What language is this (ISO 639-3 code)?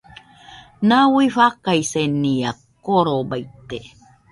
hux